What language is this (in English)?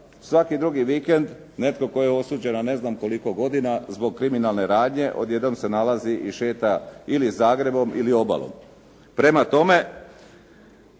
Croatian